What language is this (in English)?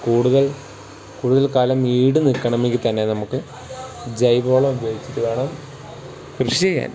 Malayalam